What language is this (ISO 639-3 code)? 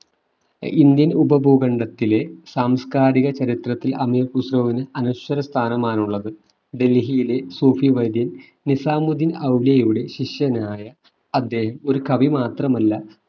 mal